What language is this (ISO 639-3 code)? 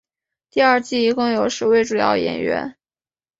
zho